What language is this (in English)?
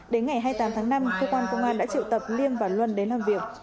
Vietnamese